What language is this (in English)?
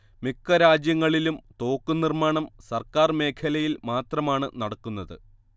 Malayalam